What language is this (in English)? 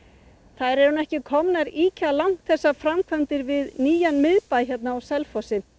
Icelandic